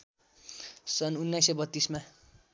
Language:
Nepali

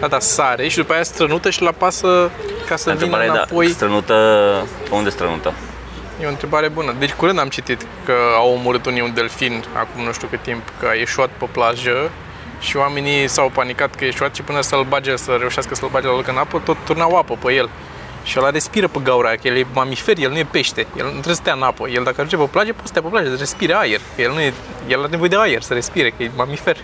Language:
Romanian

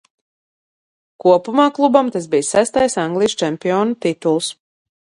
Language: Latvian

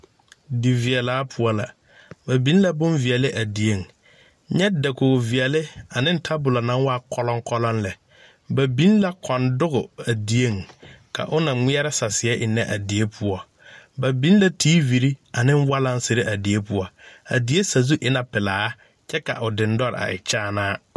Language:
Southern Dagaare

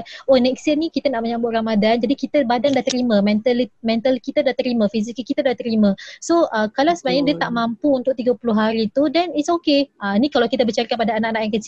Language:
Malay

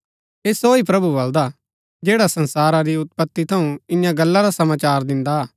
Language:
Gaddi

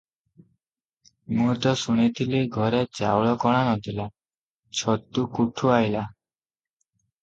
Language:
Odia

